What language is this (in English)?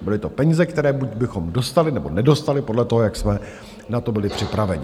Czech